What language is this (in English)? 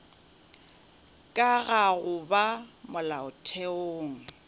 Northern Sotho